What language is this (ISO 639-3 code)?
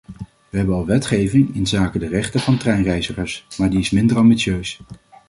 nld